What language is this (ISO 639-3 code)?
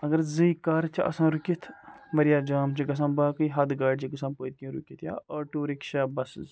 kas